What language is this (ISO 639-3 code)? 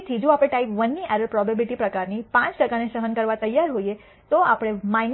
guj